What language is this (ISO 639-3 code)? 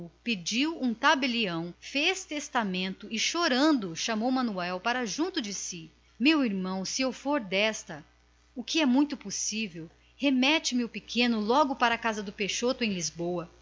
por